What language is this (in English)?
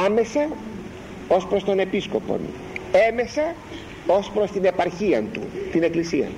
Greek